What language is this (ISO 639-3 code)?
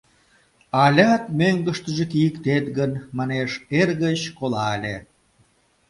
chm